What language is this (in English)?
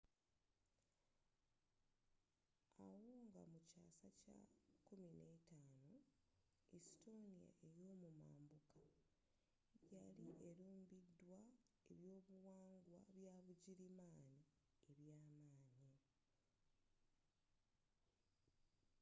Ganda